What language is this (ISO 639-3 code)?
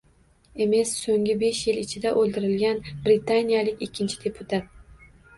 uzb